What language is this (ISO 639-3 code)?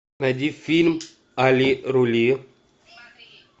rus